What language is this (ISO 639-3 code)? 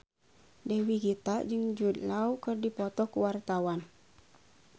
sun